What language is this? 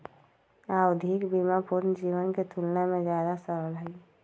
Magahi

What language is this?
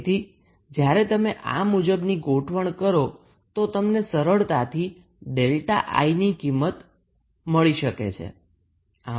Gujarati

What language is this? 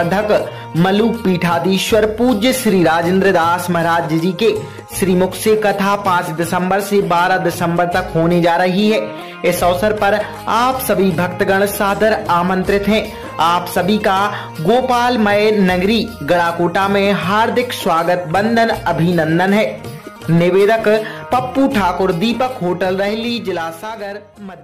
Hindi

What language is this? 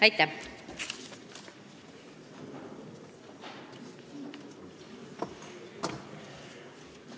Estonian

